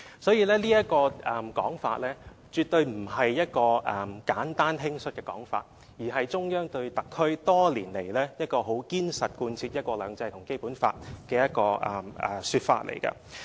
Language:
Cantonese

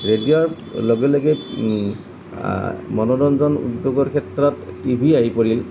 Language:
Assamese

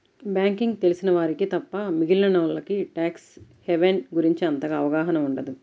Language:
Telugu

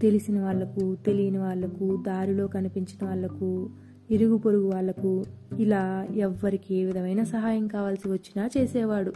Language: Telugu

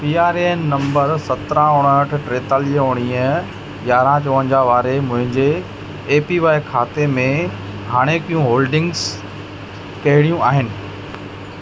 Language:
Sindhi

